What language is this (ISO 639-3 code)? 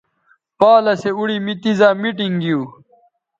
btv